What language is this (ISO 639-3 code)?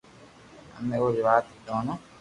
lrk